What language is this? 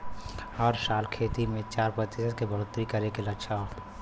Bhojpuri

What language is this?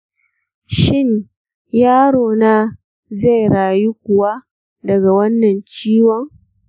Hausa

